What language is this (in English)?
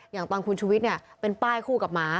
Thai